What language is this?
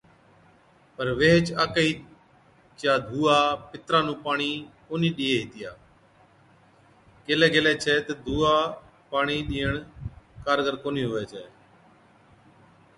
Od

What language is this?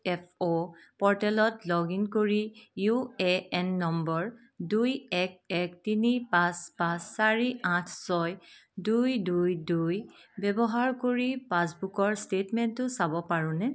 Assamese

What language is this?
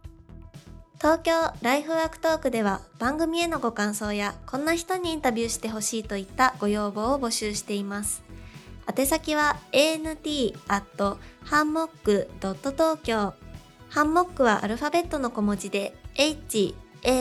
Japanese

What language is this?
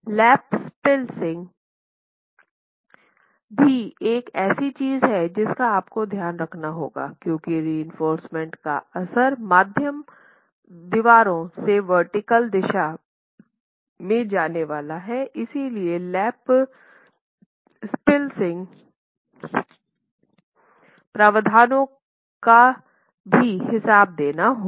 Hindi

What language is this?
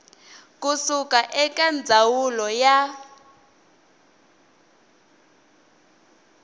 Tsonga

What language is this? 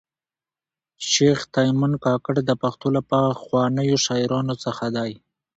Pashto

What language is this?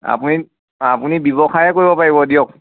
Assamese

